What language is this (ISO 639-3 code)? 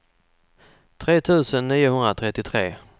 swe